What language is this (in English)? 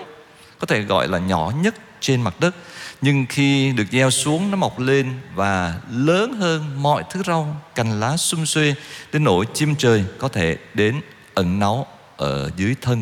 Vietnamese